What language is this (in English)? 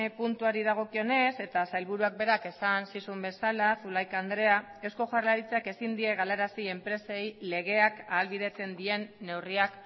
Basque